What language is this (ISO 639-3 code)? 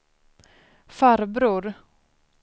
swe